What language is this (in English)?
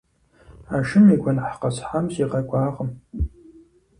Kabardian